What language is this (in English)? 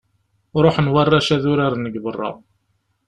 Kabyle